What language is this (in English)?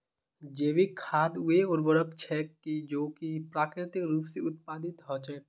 Magahi